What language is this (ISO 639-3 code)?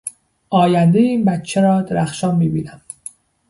fas